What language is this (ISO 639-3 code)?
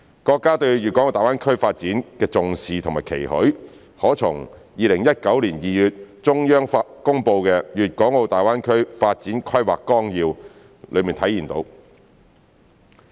yue